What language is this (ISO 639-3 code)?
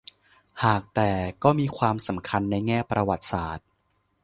tha